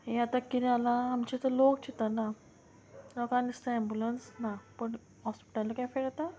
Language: Konkani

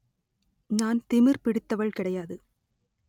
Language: Tamil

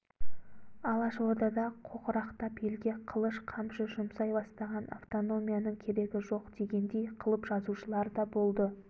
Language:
Kazakh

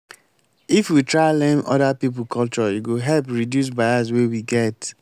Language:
Nigerian Pidgin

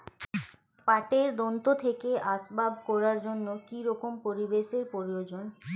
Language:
Bangla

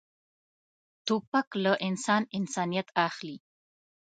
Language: Pashto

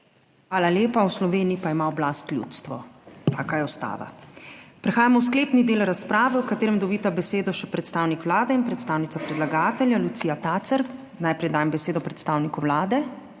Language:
Slovenian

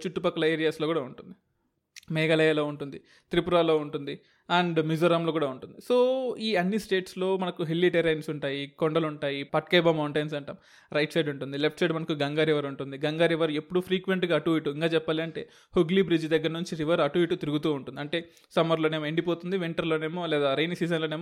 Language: Telugu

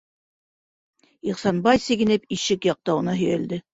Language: Bashkir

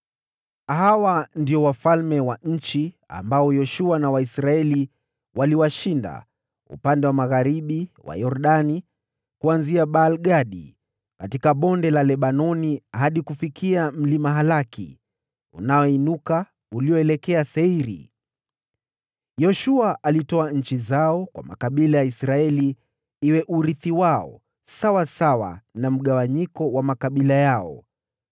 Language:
Swahili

